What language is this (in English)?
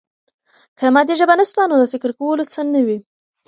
Pashto